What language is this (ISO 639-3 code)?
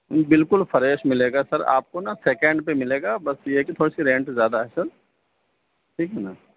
urd